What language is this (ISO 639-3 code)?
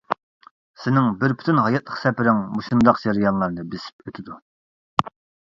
uig